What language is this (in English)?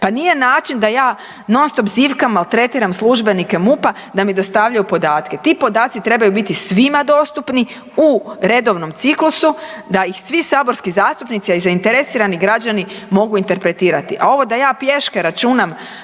Croatian